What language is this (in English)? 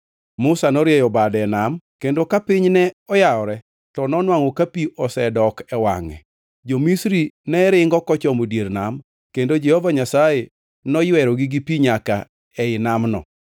Luo (Kenya and Tanzania)